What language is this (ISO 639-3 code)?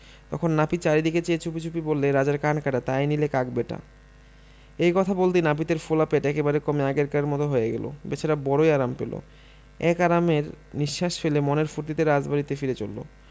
ben